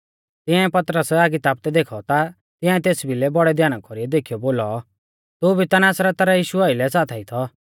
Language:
Mahasu Pahari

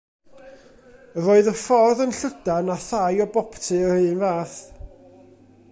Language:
Welsh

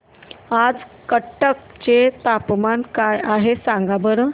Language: Marathi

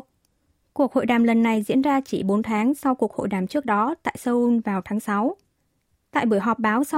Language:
Vietnamese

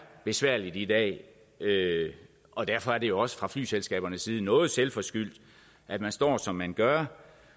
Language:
Danish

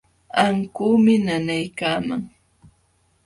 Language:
Jauja Wanca Quechua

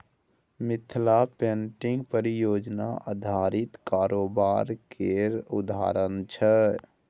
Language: Maithili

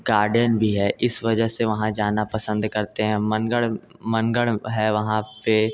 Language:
Hindi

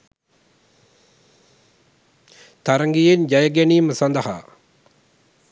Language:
Sinhala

